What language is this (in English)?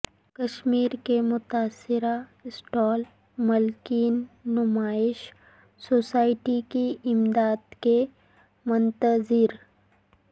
Urdu